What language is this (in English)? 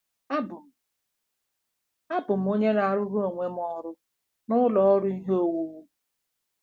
Igbo